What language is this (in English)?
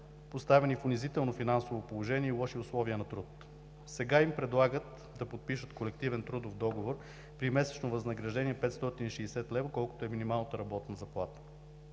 Bulgarian